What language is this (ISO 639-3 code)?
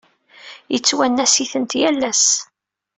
kab